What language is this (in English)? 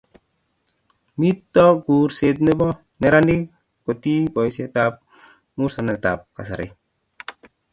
Kalenjin